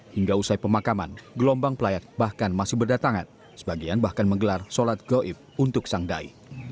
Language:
Indonesian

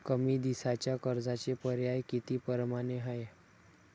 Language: Marathi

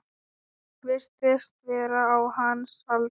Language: Icelandic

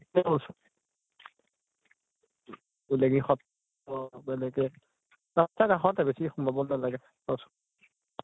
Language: Assamese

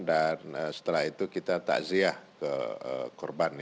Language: Indonesian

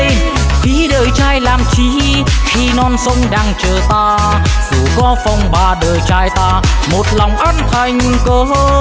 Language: Vietnamese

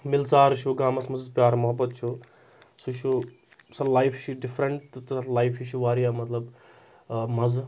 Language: Kashmiri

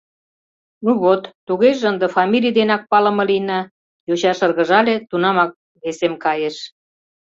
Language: Mari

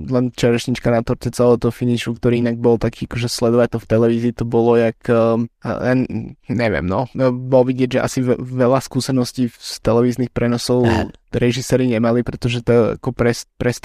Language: Slovak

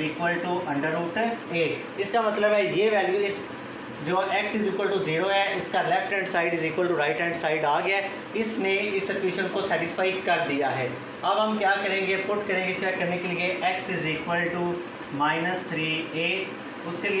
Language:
Hindi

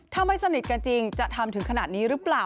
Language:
Thai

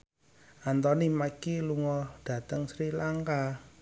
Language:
Javanese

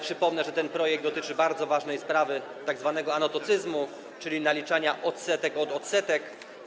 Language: Polish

